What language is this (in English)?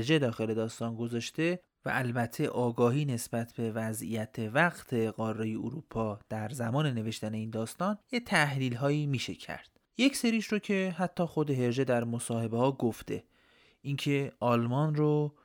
Persian